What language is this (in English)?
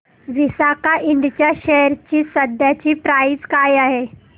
Marathi